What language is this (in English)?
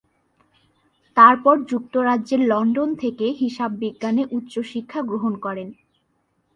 Bangla